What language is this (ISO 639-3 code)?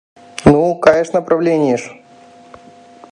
chm